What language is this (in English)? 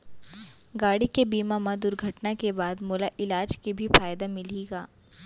Chhattisgarhi